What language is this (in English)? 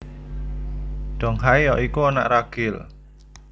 Javanese